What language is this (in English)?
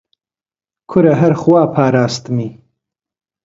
Central Kurdish